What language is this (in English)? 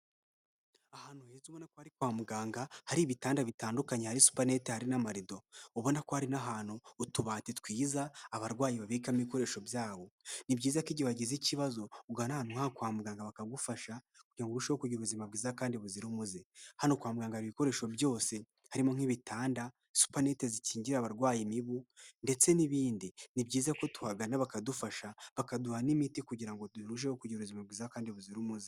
Kinyarwanda